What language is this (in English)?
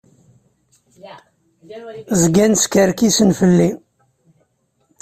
Kabyle